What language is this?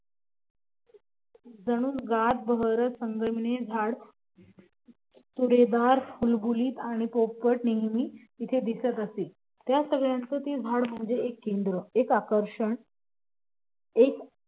Marathi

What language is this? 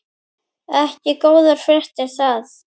Icelandic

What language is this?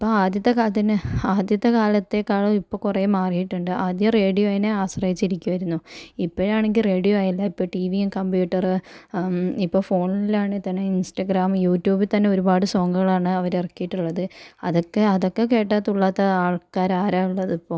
Malayalam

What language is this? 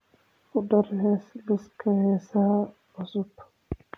Somali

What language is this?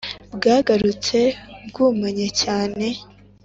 Kinyarwanda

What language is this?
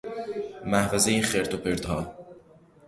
Persian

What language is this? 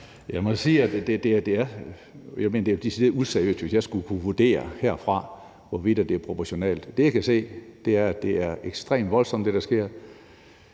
Danish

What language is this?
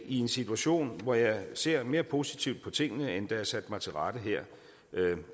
Danish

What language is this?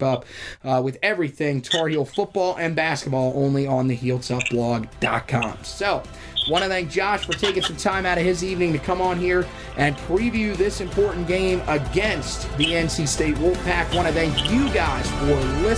English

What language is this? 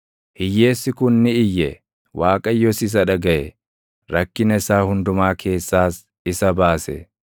Oromo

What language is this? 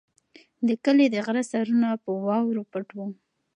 Pashto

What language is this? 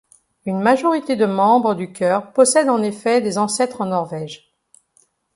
French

